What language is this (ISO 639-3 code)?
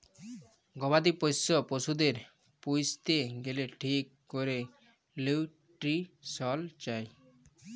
ben